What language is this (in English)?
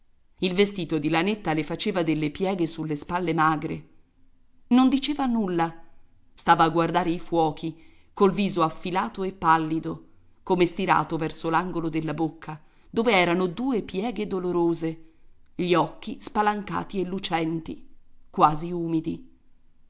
Italian